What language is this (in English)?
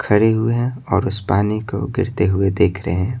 Hindi